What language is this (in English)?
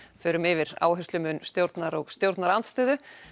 Icelandic